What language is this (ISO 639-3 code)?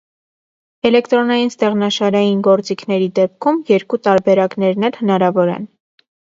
hye